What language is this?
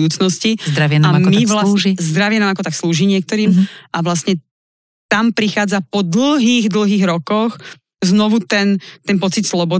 Slovak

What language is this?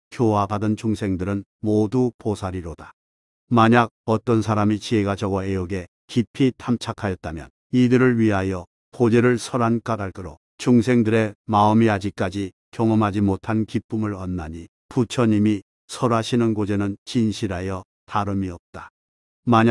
Korean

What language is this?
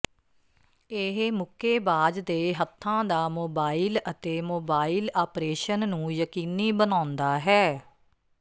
Punjabi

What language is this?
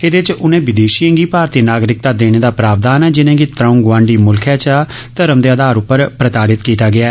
Dogri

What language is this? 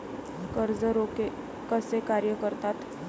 Marathi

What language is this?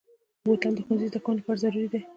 Pashto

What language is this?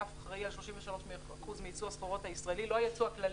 Hebrew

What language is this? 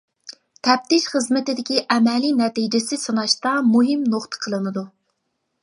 Uyghur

